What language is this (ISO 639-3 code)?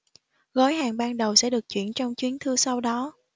vie